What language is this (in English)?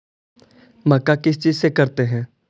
Magahi